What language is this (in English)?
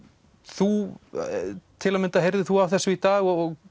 Icelandic